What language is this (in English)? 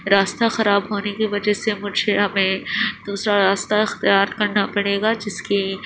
Urdu